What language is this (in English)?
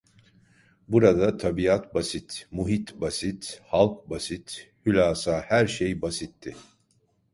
Turkish